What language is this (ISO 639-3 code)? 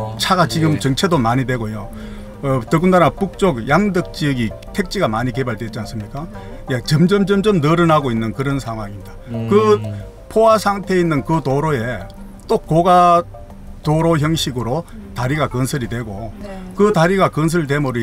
kor